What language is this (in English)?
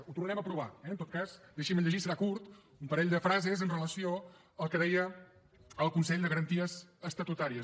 Catalan